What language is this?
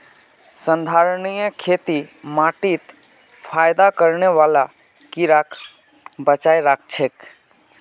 Magahi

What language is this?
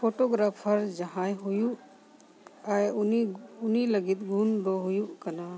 Santali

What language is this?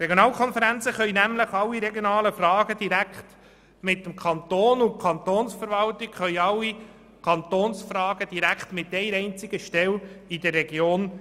Swiss German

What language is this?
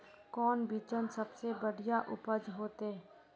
Magahi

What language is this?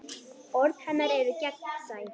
Icelandic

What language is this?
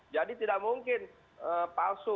Indonesian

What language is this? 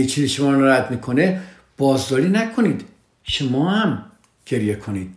Persian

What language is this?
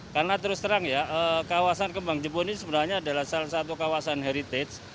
Indonesian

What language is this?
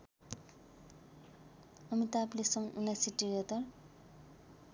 Nepali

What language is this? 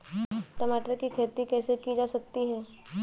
Hindi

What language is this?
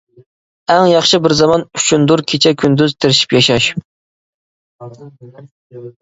Uyghur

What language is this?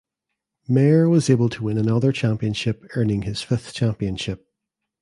English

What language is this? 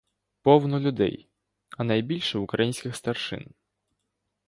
Ukrainian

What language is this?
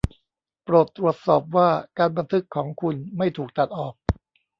Thai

